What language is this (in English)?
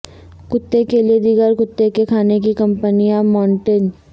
Urdu